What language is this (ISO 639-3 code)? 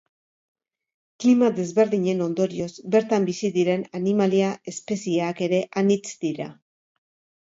eus